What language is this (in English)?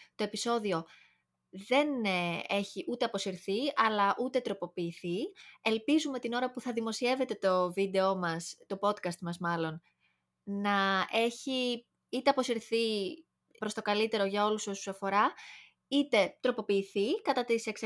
Greek